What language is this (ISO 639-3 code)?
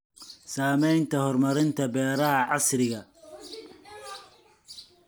som